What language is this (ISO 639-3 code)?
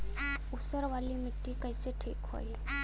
bho